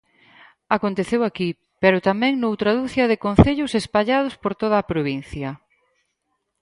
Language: Galician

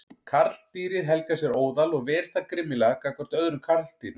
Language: Icelandic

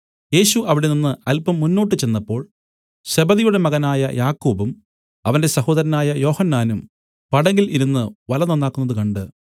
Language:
Malayalam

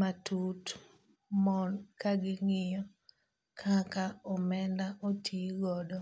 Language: Luo (Kenya and Tanzania)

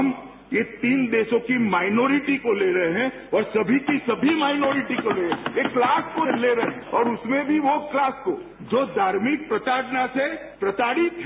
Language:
Hindi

